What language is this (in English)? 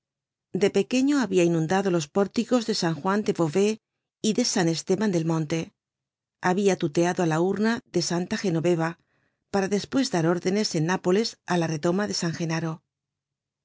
Spanish